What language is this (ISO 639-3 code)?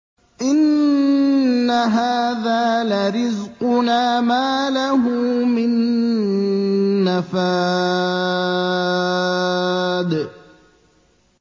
ara